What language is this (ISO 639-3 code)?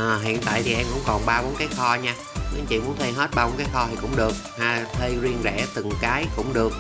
vie